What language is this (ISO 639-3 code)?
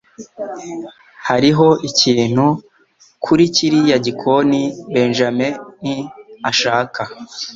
kin